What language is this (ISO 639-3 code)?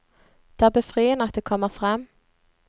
nor